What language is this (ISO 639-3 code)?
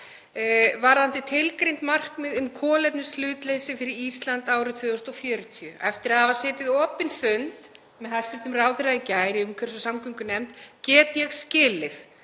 isl